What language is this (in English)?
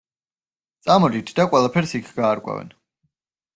Georgian